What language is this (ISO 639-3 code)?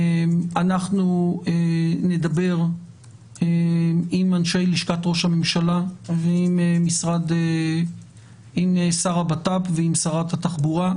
heb